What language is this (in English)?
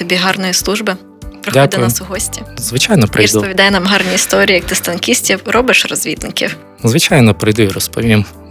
Ukrainian